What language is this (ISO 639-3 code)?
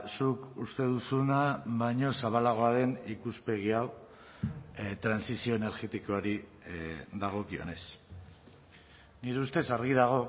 eus